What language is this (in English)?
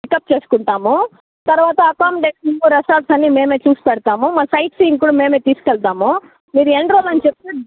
Telugu